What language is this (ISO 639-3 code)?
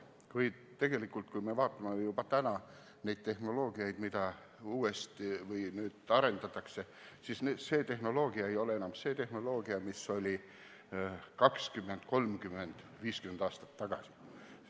est